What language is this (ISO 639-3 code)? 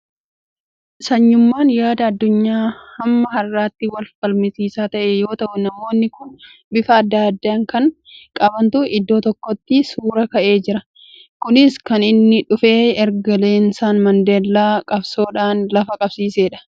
orm